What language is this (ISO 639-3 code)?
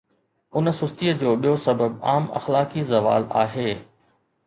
snd